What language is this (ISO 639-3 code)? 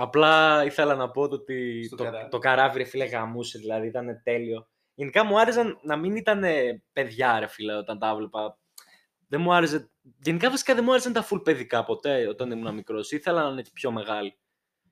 ell